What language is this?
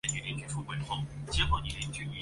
Chinese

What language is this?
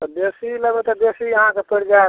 Maithili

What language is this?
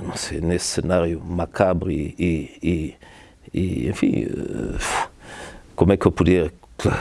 Portuguese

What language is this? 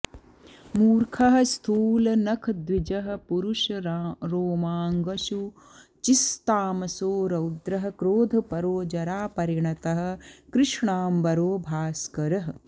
Sanskrit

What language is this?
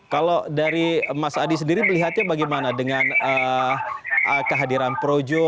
Indonesian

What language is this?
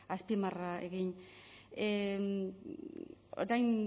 Basque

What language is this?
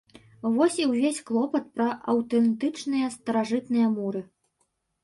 Belarusian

